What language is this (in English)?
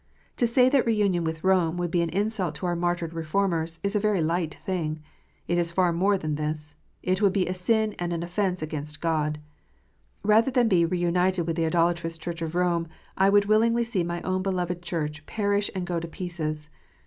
English